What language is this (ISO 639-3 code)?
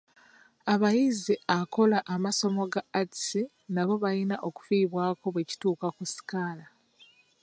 lug